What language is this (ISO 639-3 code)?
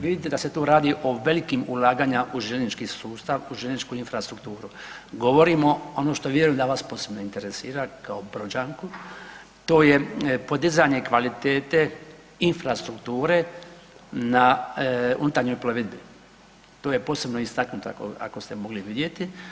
hrv